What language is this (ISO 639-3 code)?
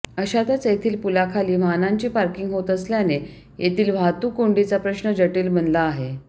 mar